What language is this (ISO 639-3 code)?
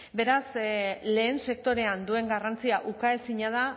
eus